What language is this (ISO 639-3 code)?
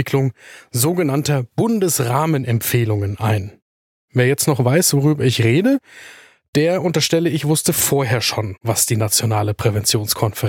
deu